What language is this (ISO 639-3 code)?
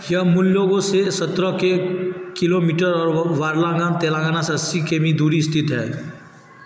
hin